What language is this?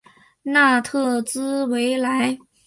Chinese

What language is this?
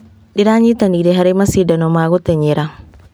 Kikuyu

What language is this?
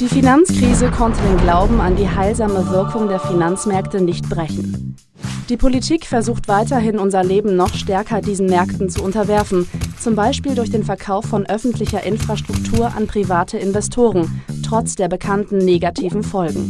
German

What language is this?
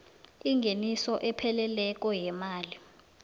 South Ndebele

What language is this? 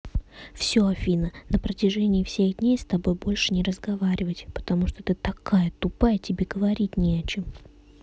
Russian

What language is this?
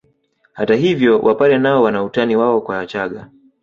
Swahili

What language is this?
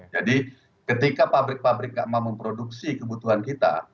Indonesian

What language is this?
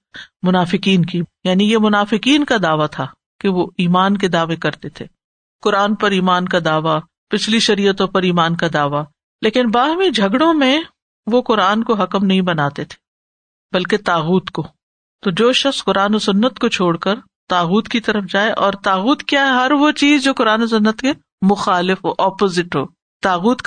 Urdu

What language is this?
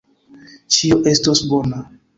Esperanto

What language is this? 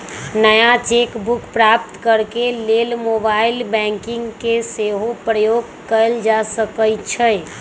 Magahi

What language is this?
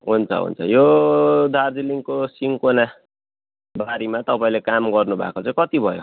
Nepali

